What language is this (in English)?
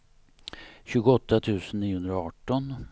Swedish